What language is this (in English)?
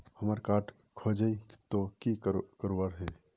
Magahi